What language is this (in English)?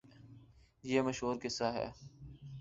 Urdu